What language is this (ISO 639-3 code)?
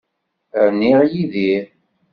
kab